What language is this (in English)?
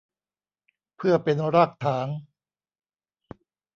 Thai